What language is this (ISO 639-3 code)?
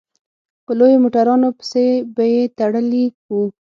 pus